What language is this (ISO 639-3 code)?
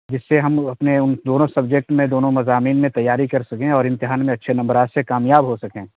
urd